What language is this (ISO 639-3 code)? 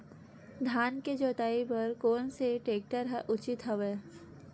hne